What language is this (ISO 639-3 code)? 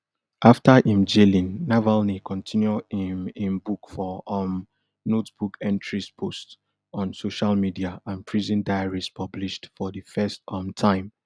pcm